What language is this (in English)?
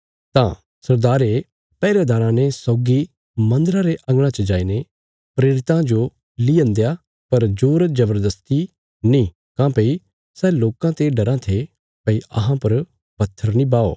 Bilaspuri